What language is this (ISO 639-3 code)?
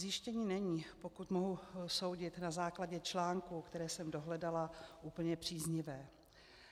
ces